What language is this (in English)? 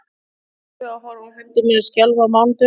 Icelandic